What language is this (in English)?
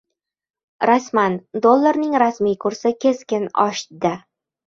Uzbek